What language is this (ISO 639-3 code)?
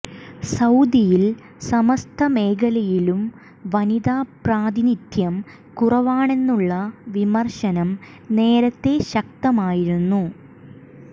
mal